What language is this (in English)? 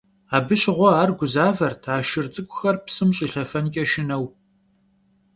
Kabardian